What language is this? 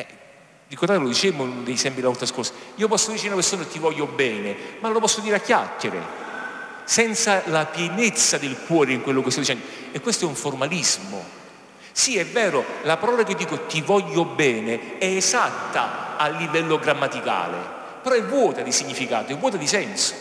Italian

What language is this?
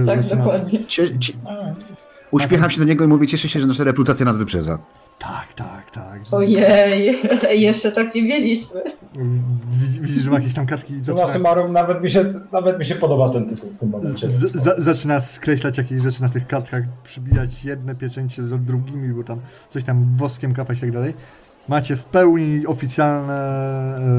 Polish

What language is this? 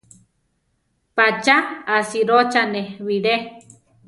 Central Tarahumara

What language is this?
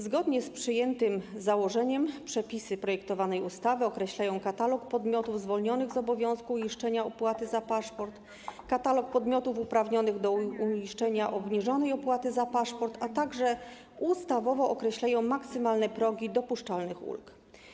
Polish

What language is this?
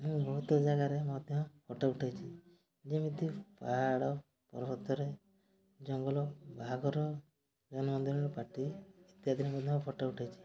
Odia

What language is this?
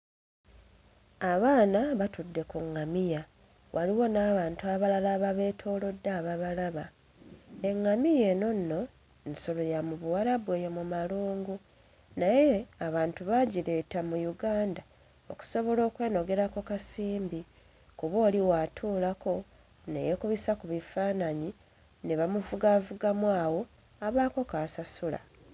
Ganda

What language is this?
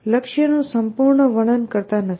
Gujarati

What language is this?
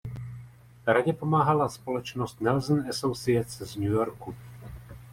Czech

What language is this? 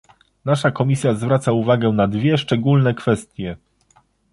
Polish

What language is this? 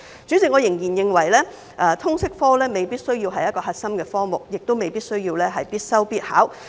Cantonese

